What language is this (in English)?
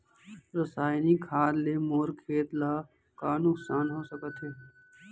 Chhattisgarhi